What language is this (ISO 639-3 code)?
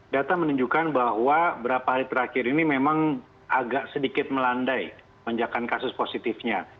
ind